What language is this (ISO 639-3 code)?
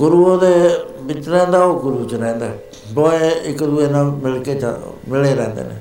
pan